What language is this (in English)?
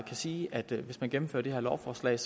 Danish